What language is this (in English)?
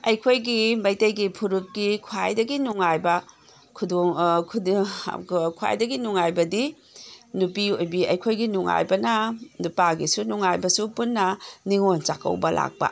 Manipuri